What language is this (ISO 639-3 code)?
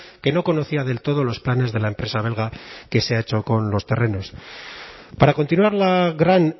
spa